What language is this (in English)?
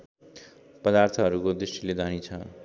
Nepali